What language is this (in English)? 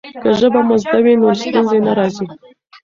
Pashto